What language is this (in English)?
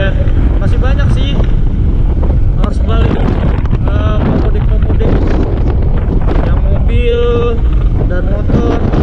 Indonesian